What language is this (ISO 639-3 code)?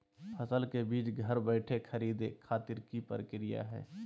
mag